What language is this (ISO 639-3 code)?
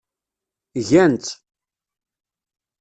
kab